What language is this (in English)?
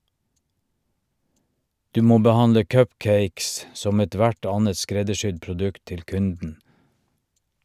Norwegian